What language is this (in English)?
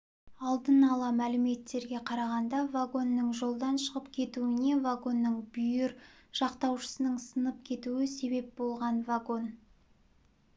Kazakh